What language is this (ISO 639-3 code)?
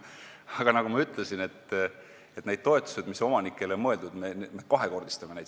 est